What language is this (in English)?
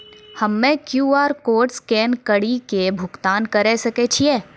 Maithili